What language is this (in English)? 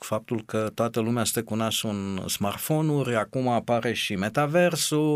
Romanian